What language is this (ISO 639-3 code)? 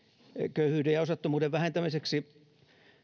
fin